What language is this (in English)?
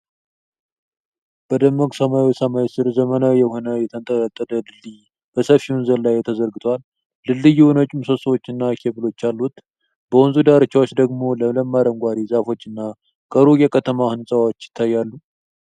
Amharic